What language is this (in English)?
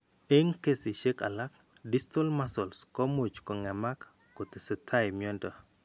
Kalenjin